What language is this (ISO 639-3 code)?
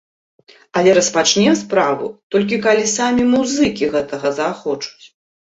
bel